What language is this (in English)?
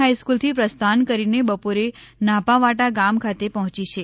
Gujarati